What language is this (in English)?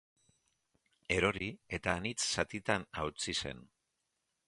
Basque